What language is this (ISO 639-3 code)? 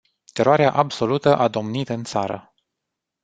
ron